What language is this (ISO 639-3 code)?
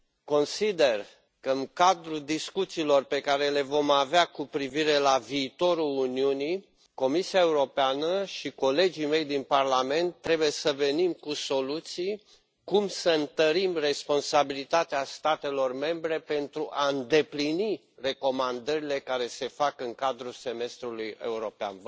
ron